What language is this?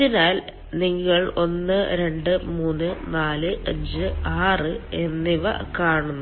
Malayalam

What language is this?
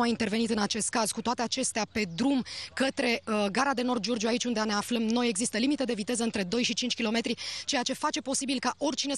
Romanian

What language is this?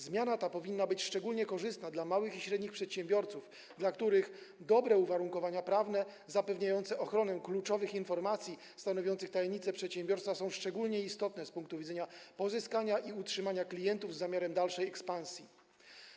Polish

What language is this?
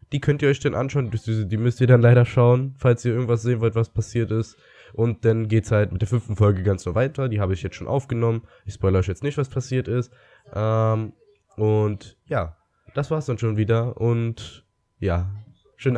German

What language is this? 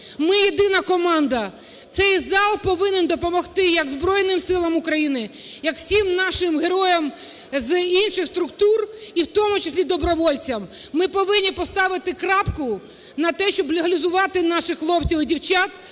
Ukrainian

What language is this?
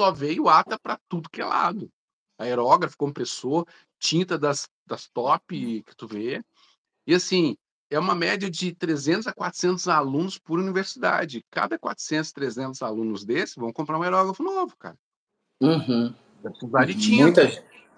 Portuguese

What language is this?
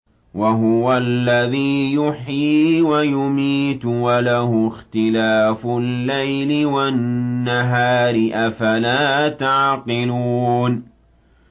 Arabic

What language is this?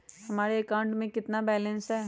Magahi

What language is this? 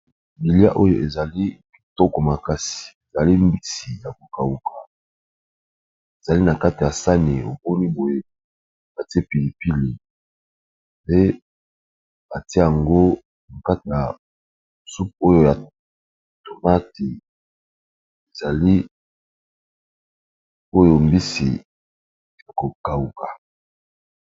Lingala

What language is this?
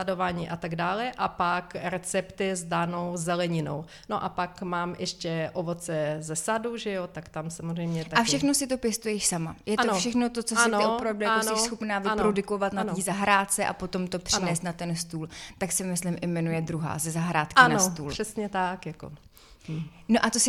Czech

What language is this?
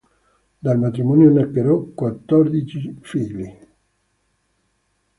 Italian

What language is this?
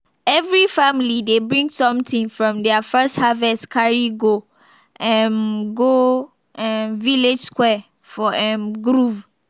Nigerian Pidgin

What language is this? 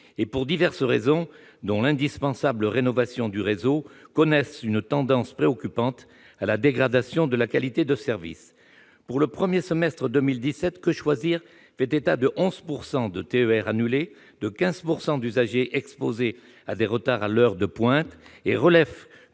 French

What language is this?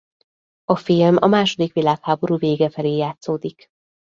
Hungarian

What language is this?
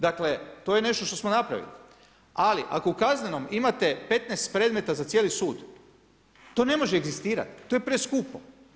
Croatian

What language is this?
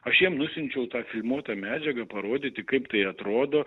Lithuanian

